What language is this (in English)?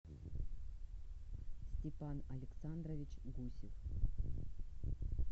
Russian